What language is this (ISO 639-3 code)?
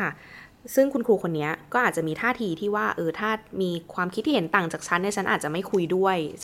tha